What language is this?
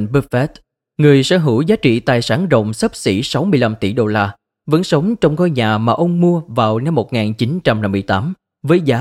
Vietnamese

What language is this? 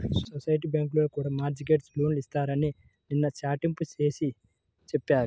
Telugu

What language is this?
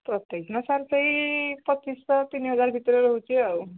Odia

